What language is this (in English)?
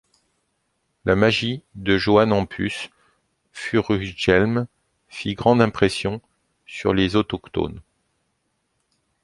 French